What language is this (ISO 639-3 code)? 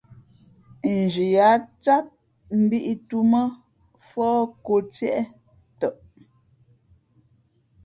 fmp